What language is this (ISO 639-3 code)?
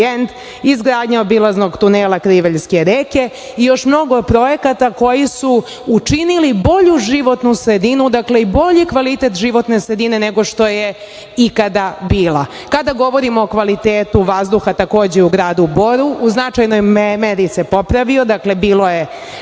srp